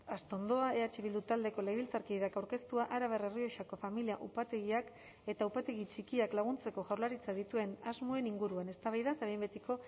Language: Basque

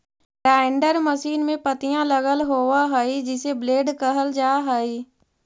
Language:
Magahi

